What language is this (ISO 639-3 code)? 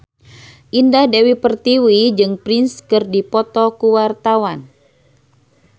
sun